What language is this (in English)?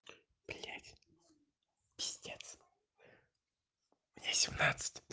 Russian